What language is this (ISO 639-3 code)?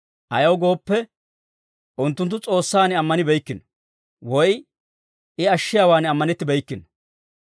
dwr